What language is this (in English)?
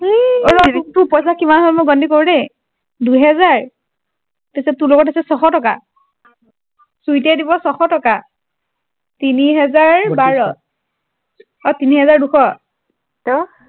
Assamese